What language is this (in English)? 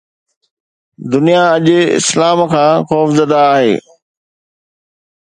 Sindhi